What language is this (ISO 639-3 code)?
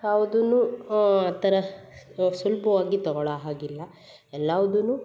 kan